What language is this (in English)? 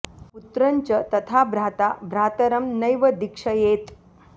Sanskrit